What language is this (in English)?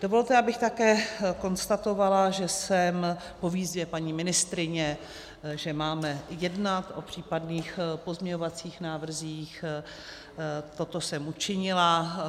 Czech